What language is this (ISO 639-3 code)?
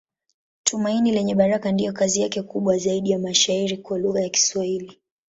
swa